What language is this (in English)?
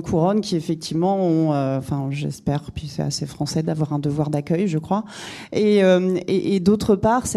French